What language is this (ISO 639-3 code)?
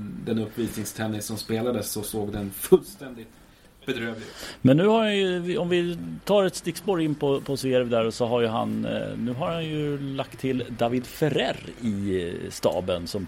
swe